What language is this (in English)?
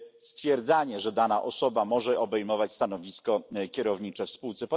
Polish